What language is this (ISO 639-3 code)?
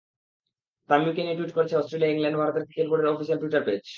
ben